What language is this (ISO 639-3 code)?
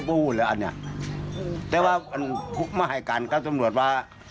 tha